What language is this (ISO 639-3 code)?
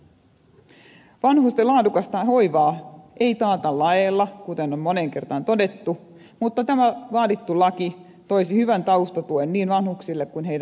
fin